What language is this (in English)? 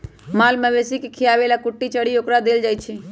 Magahi